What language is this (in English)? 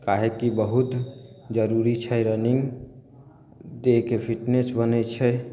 Maithili